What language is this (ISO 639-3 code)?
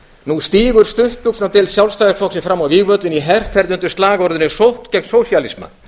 isl